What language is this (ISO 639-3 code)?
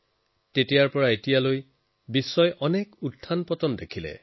asm